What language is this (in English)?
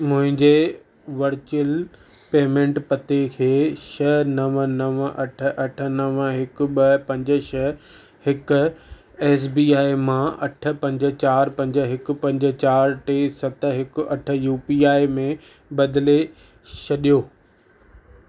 Sindhi